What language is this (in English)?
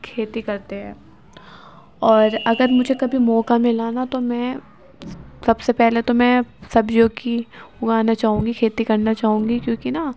Urdu